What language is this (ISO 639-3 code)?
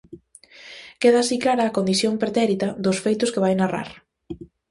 glg